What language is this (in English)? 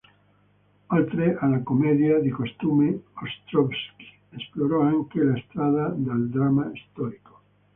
Italian